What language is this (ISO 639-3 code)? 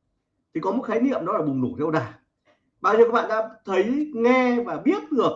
vie